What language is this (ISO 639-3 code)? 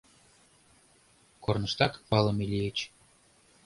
chm